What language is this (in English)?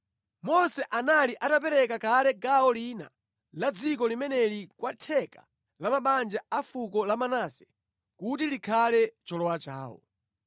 Nyanja